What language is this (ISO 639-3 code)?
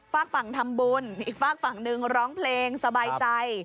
tha